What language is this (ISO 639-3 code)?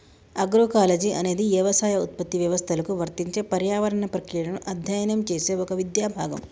tel